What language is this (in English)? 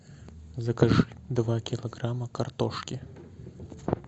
Russian